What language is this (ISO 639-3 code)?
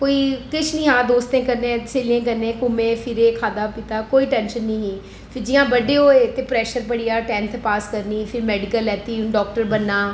doi